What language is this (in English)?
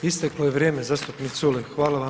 Croatian